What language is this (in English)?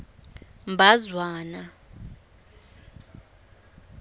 Swati